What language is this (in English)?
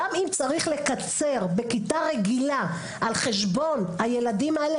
Hebrew